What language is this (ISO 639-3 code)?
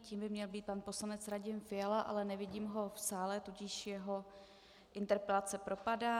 ces